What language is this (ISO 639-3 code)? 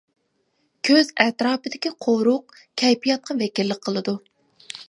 uig